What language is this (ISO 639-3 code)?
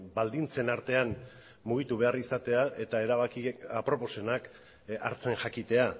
eus